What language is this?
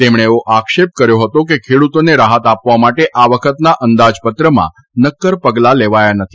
Gujarati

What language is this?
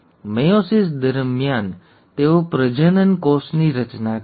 Gujarati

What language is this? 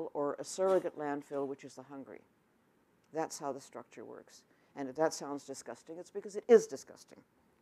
English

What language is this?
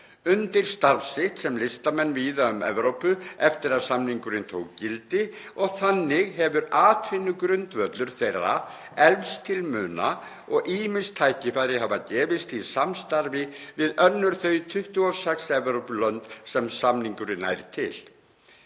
Icelandic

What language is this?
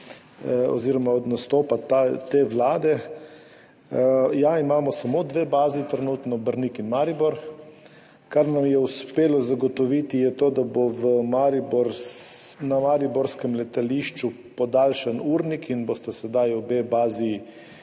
Slovenian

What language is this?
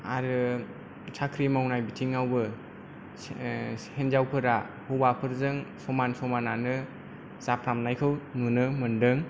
Bodo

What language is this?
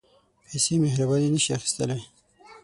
Pashto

